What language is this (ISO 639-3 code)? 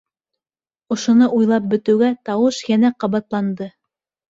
bak